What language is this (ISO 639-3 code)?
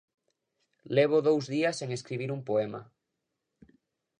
glg